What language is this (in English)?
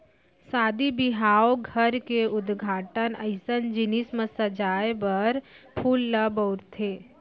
Chhattisgarhi